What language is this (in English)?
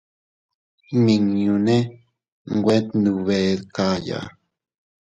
Teutila Cuicatec